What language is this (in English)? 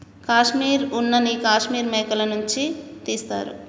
Telugu